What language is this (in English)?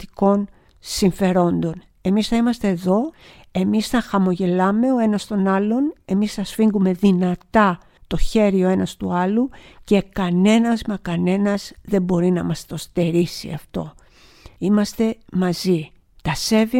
Greek